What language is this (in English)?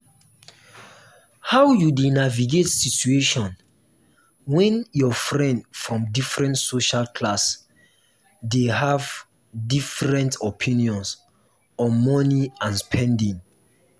Nigerian Pidgin